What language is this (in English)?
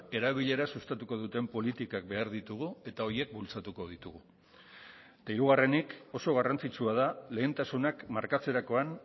Basque